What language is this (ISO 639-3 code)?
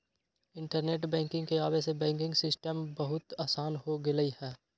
mag